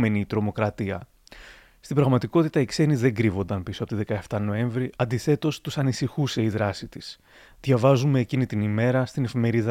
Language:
Greek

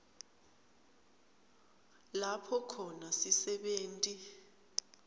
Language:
Swati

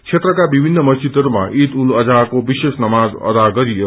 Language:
Nepali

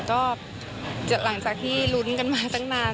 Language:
Thai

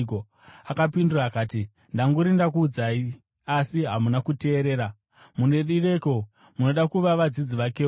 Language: Shona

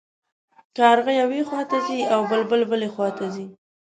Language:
Pashto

